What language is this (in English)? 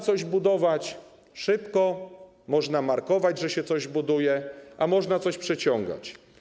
Polish